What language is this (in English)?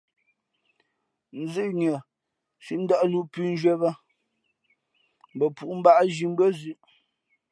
Fe'fe'